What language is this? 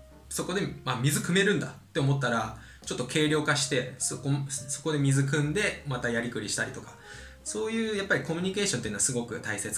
Japanese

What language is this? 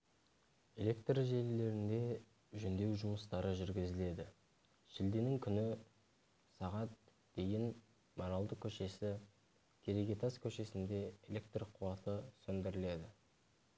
Kazakh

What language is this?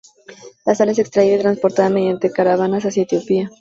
Spanish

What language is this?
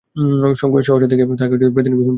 Bangla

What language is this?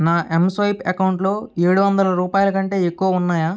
Telugu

